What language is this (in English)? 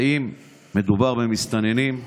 Hebrew